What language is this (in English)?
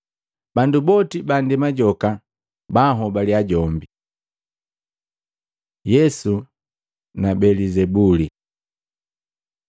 Matengo